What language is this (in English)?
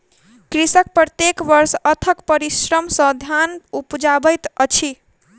Maithili